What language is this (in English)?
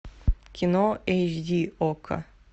Russian